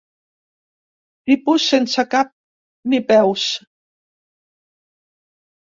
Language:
Catalan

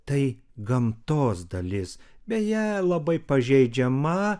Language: Lithuanian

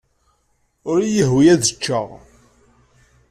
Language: Kabyle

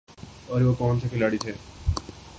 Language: Urdu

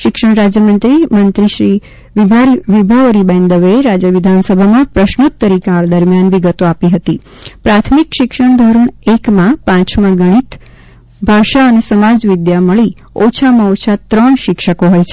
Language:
Gujarati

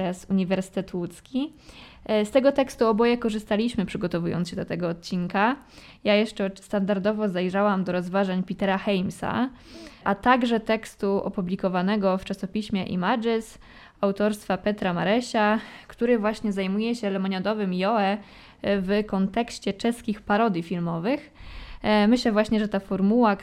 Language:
Polish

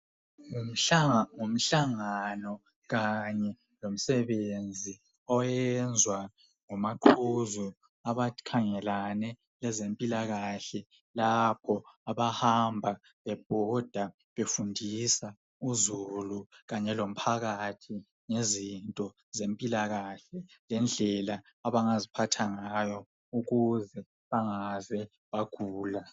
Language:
North Ndebele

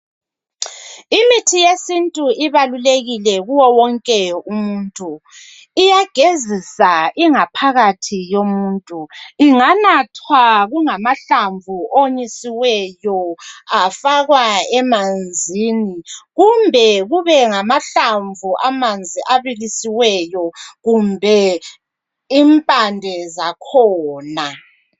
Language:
North Ndebele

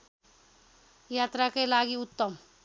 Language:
Nepali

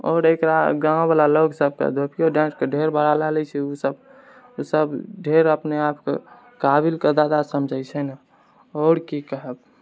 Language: Maithili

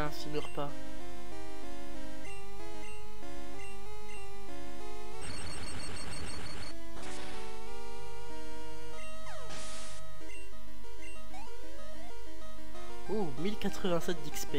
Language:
French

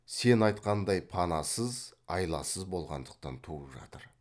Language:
Kazakh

